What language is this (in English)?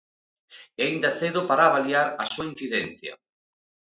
Galician